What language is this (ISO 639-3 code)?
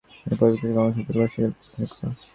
ben